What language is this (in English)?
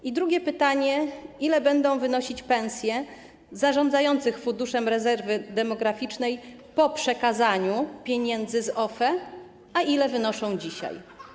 Polish